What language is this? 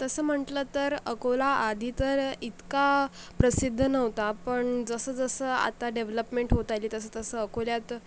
Marathi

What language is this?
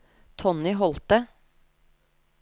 Norwegian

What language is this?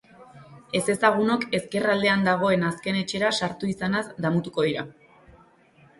Basque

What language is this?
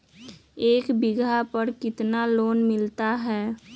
Magahi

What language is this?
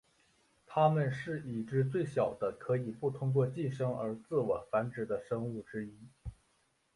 Chinese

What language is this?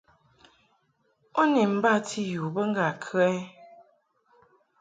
Mungaka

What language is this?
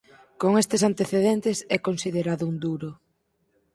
Galician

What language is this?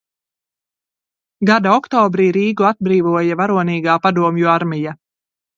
Latvian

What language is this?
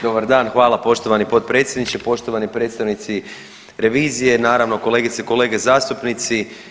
Croatian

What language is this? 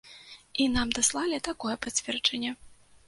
Belarusian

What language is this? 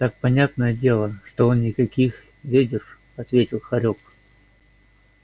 Russian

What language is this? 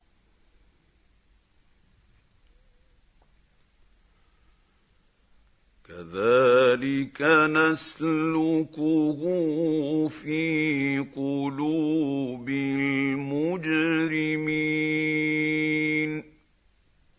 Arabic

